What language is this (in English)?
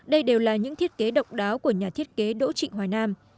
Vietnamese